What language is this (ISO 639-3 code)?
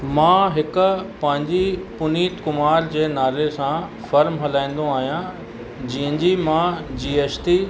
snd